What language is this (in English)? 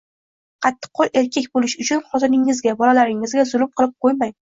Uzbek